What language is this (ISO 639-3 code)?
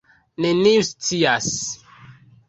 epo